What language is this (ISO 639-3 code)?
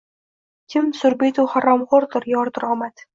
uzb